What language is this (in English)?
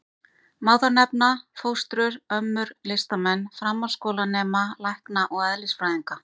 Icelandic